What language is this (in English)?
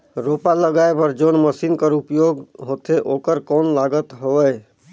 Chhattisgarhi